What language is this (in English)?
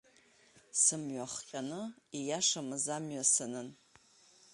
Abkhazian